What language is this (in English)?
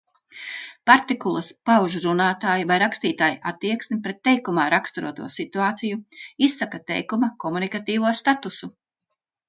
Latvian